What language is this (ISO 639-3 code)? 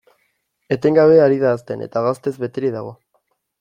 eus